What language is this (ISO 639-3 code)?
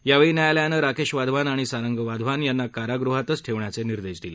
mar